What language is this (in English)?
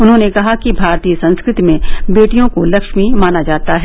Hindi